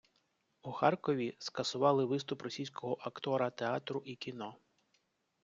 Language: Ukrainian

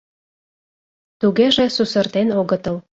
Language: Mari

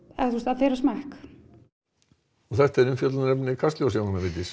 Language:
Icelandic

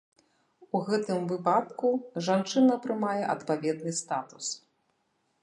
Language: Belarusian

